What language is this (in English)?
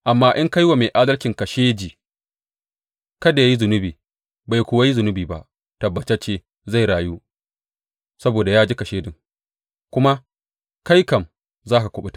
Hausa